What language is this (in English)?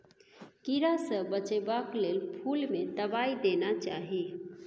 Maithili